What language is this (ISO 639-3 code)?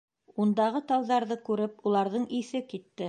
bak